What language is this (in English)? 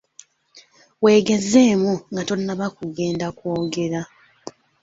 Ganda